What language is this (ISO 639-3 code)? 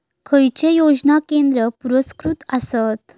mar